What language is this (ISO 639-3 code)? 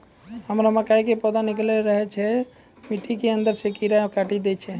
mai